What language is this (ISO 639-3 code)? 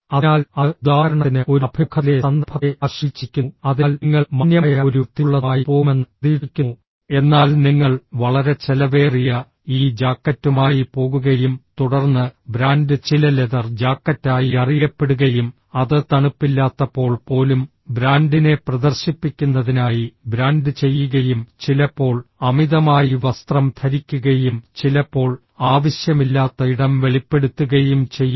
mal